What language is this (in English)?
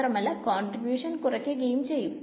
Malayalam